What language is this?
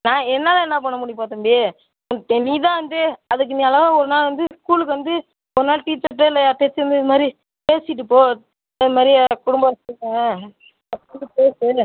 Tamil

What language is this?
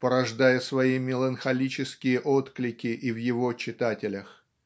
Russian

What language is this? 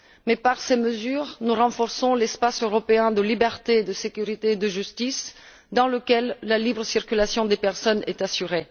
French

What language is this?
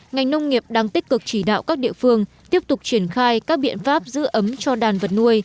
Vietnamese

